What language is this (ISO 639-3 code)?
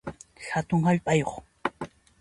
qxp